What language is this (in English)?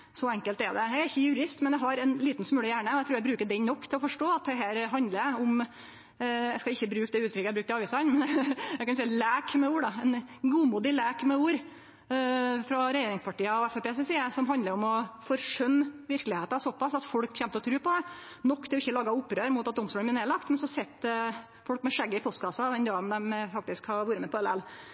Norwegian Nynorsk